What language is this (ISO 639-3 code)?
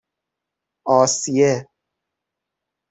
fas